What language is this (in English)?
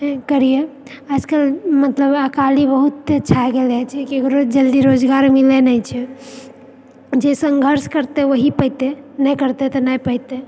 Maithili